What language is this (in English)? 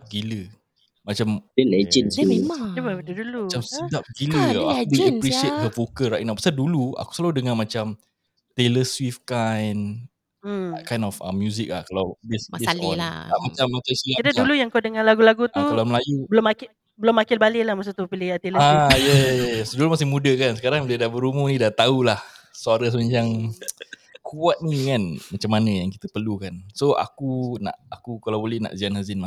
Malay